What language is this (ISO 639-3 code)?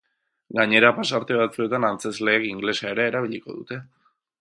eus